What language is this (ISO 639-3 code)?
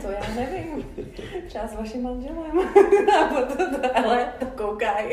ces